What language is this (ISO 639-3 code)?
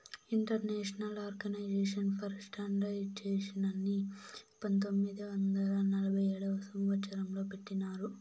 tel